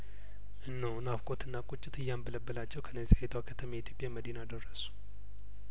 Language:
Amharic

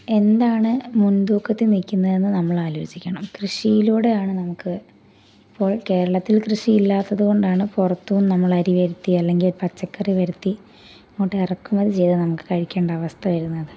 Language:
Malayalam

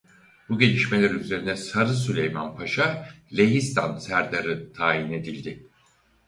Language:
Turkish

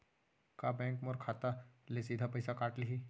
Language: Chhattisgarhi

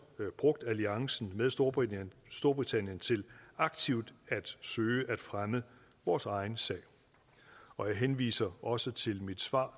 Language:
Danish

